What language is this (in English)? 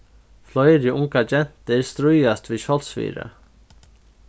Faroese